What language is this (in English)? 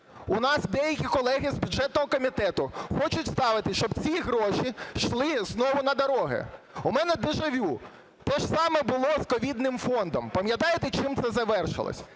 Ukrainian